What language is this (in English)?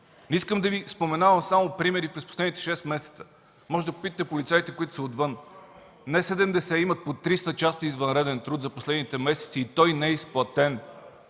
Bulgarian